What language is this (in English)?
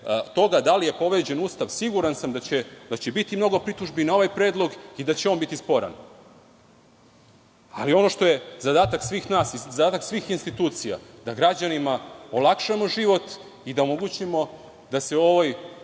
Serbian